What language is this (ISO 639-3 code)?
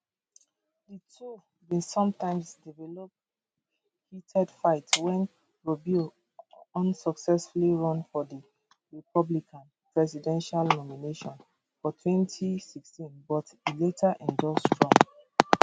pcm